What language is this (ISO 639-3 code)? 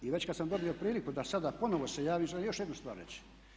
hrv